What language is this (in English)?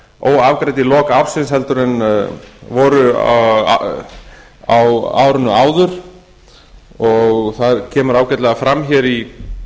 Icelandic